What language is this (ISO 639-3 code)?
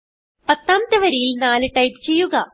mal